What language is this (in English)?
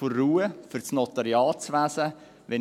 Swiss German